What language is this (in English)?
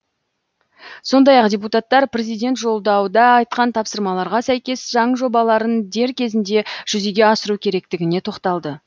Kazakh